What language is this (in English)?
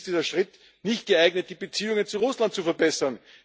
German